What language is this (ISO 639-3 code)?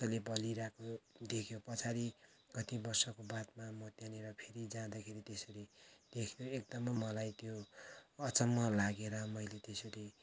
nep